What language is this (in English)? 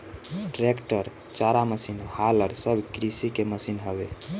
Bhojpuri